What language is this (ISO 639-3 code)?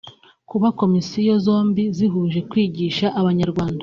kin